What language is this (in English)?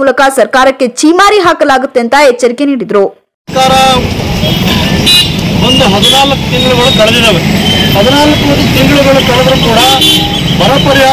Kannada